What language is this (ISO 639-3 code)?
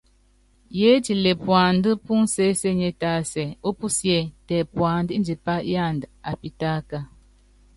yav